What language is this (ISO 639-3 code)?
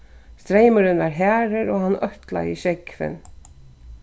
fao